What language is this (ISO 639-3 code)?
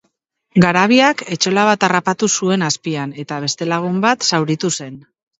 eus